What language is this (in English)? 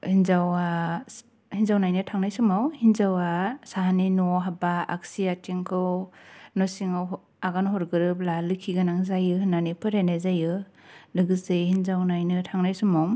Bodo